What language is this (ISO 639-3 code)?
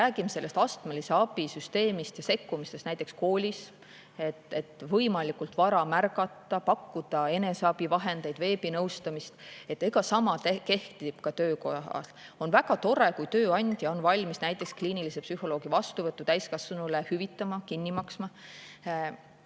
est